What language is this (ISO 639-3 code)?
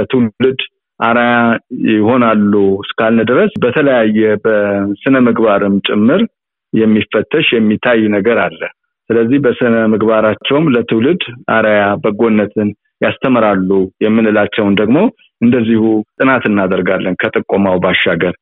amh